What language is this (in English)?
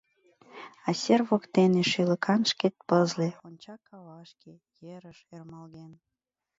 Mari